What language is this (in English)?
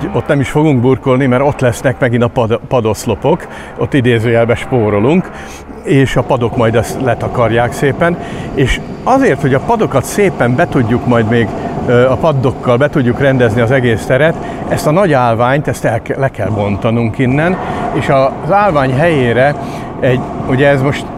Hungarian